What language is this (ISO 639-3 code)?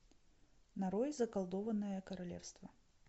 rus